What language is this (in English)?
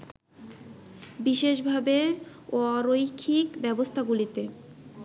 Bangla